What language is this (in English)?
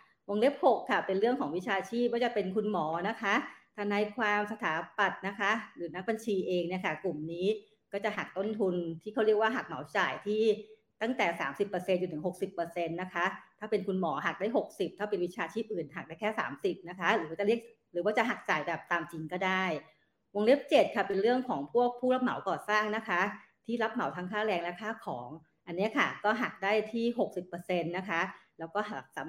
Thai